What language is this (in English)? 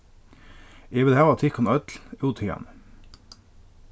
Faroese